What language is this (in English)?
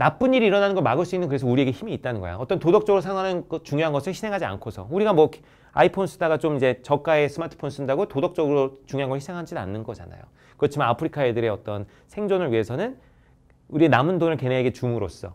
Korean